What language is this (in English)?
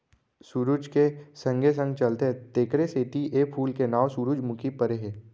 Chhattisgarhi